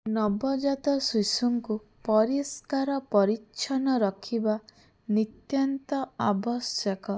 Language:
Odia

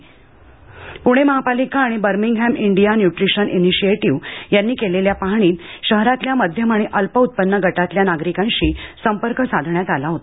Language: Marathi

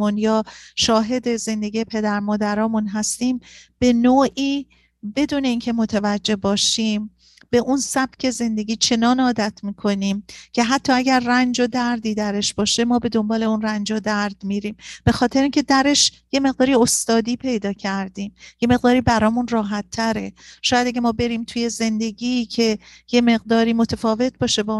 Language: Persian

